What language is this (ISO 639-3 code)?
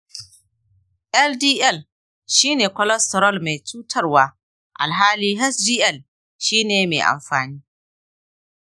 hau